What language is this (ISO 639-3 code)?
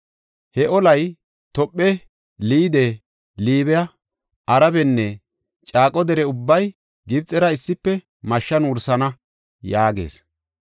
gof